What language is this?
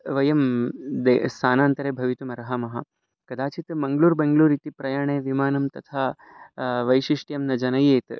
Sanskrit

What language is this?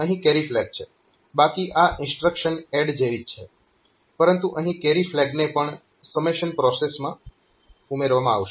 Gujarati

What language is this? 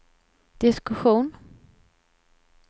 Swedish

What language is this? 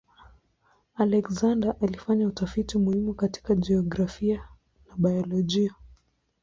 Swahili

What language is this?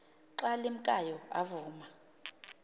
Xhosa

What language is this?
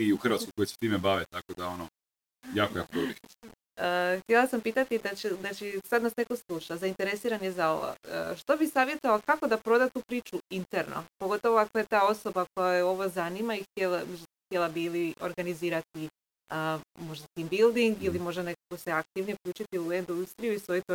Croatian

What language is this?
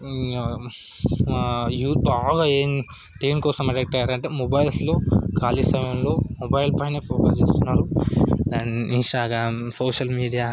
Telugu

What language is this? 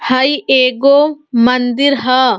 Bhojpuri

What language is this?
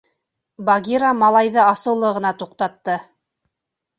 Bashkir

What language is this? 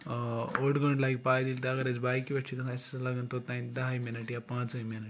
Kashmiri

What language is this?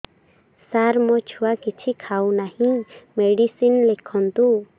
Odia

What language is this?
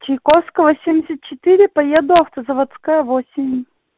Russian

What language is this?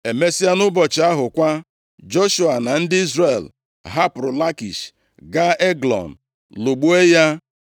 Igbo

